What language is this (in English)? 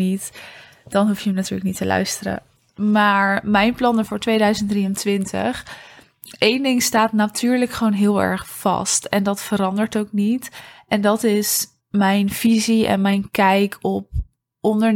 Dutch